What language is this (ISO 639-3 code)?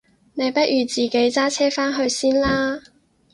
yue